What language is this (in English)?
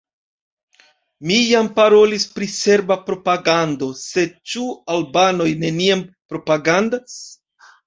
Esperanto